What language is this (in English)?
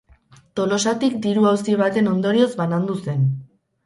Basque